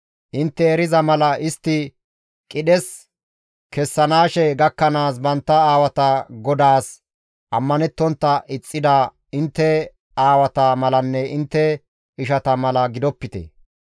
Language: Gamo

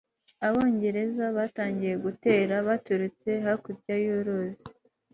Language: Kinyarwanda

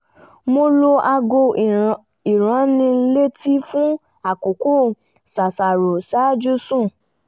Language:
Yoruba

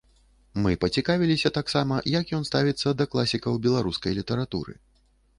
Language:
Belarusian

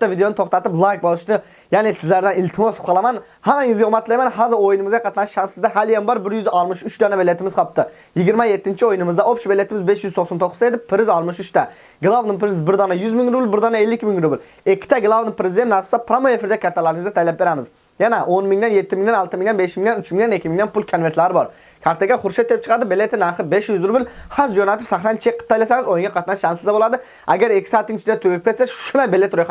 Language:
Turkish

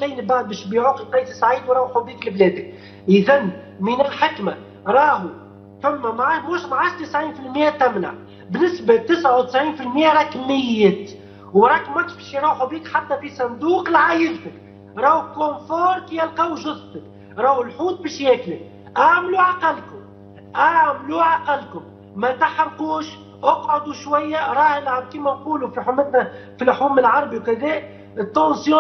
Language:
Arabic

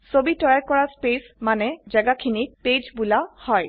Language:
Assamese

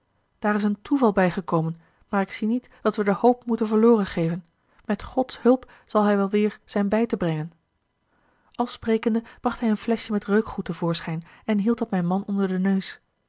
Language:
Dutch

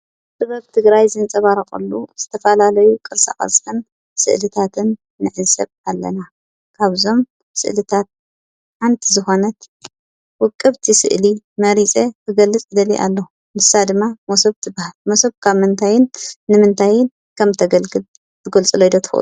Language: Tigrinya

